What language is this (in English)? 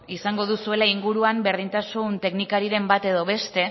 Basque